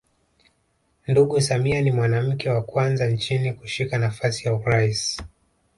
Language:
Swahili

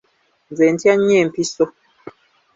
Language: Ganda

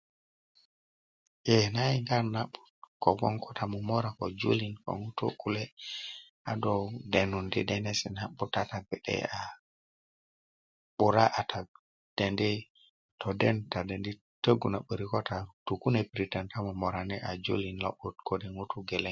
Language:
Kuku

